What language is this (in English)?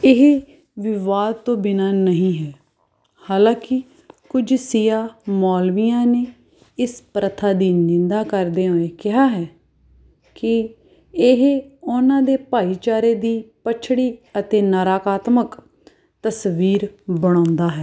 Punjabi